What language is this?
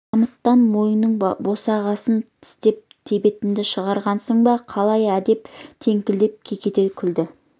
Kazakh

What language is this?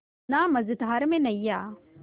Hindi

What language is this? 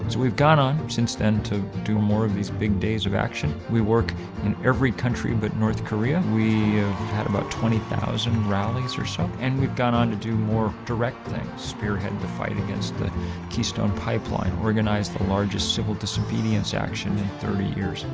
English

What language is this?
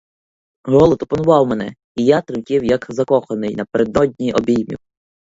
Ukrainian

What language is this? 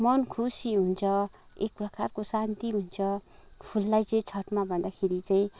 Nepali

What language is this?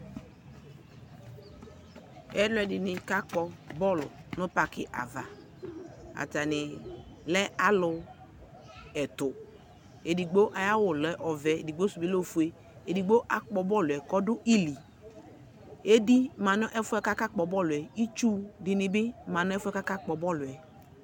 Ikposo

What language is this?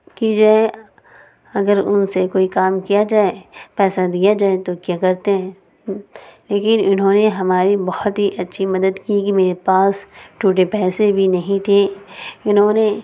Urdu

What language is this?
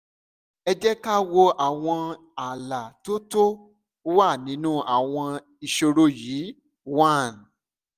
Yoruba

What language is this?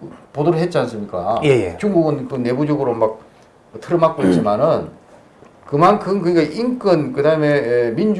Korean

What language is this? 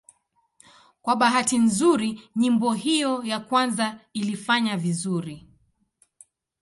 Swahili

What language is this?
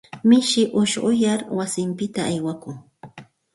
Santa Ana de Tusi Pasco Quechua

